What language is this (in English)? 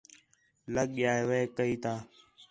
Khetrani